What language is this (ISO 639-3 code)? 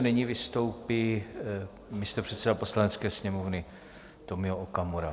ces